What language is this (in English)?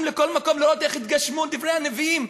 Hebrew